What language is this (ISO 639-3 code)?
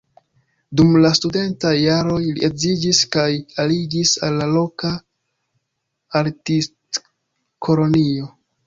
epo